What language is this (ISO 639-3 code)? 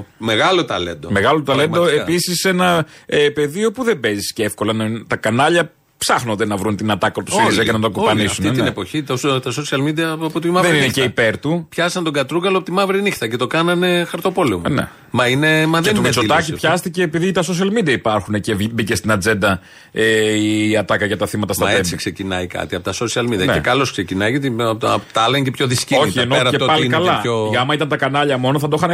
ell